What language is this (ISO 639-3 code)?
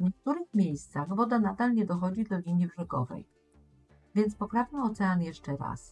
pol